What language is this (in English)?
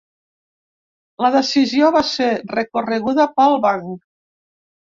Catalan